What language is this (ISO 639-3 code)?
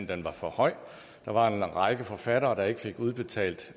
dan